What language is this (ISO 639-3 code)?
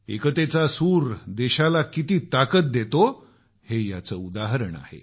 mar